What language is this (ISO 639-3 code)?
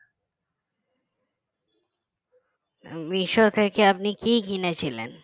ben